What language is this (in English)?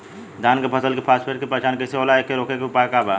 Bhojpuri